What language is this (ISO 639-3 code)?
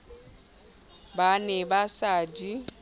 sot